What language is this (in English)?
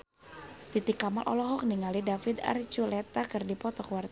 Sundanese